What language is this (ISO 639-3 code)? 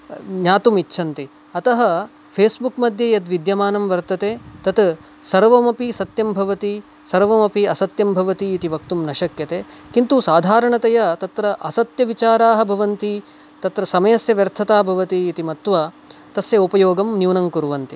san